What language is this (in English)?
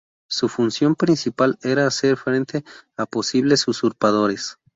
Spanish